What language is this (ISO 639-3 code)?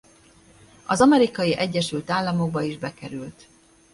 hun